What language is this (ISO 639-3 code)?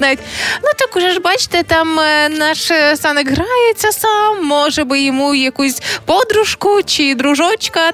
ukr